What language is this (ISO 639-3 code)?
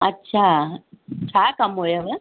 snd